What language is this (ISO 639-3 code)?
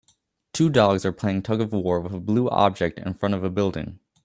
eng